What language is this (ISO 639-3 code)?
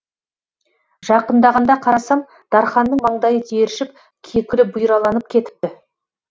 kaz